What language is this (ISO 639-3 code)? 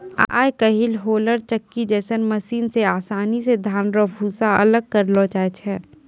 mai